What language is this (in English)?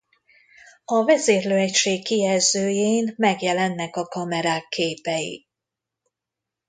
Hungarian